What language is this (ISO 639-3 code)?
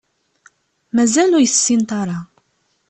kab